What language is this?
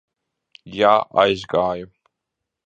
Latvian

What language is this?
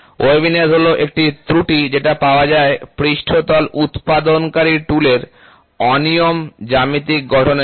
Bangla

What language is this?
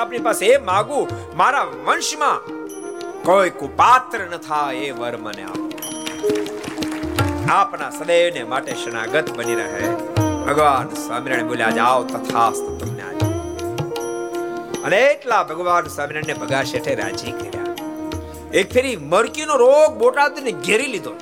Gujarati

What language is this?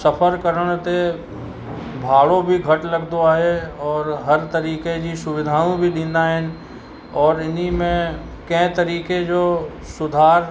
Sindhi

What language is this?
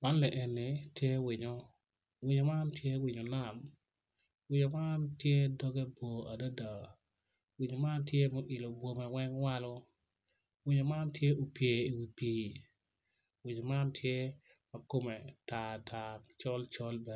Acoli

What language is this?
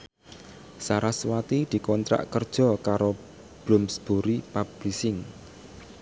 Javanese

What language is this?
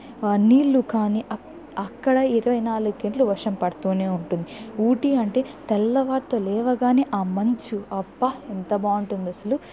Telugu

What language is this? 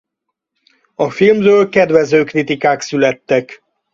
Hungarian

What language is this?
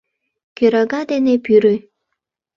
Mari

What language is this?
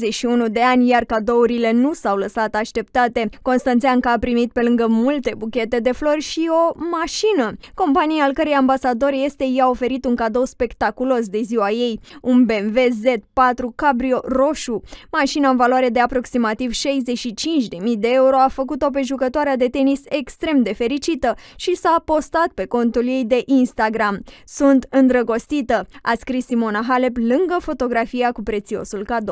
Romanian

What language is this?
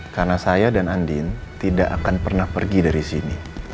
Indonesian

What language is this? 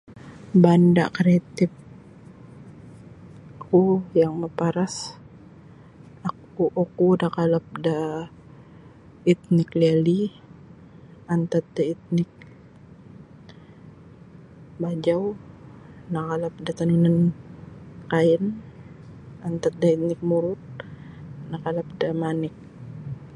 Sabah Bisaya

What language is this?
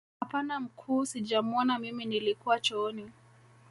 Swahili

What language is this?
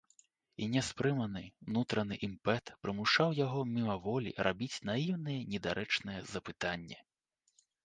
Belarusian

